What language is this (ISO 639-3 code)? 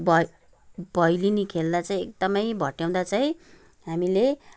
nep